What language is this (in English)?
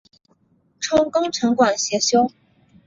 Chinese